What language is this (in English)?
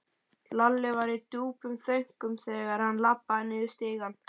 Icelandic